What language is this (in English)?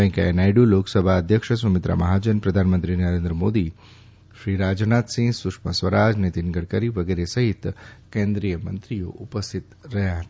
Gujarati